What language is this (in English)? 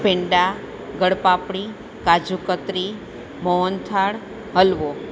Gujarati